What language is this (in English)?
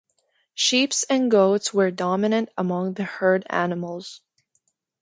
English